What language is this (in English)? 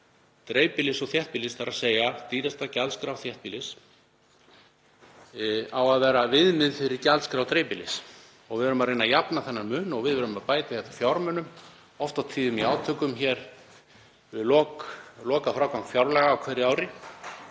Icelandic